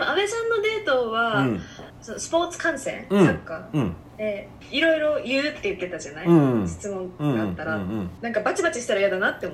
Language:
Japanese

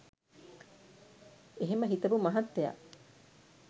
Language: Sinhala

